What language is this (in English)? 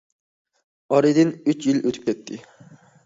Uyghur